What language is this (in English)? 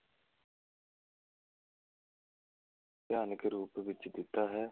Punjabi